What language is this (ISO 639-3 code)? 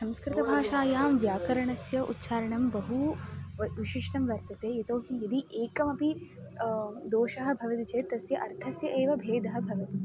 san